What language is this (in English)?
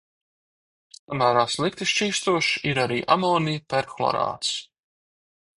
Latvian